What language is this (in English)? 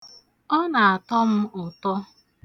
Igbo